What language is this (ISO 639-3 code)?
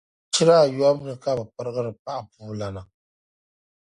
dag